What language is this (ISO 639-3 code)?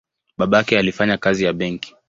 swa